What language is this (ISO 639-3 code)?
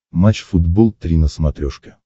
rus